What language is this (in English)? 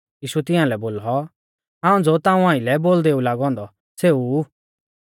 Mahasu Pahari